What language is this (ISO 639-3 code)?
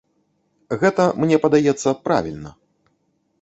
bel